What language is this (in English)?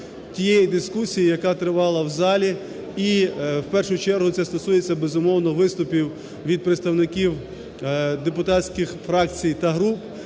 Ukrainian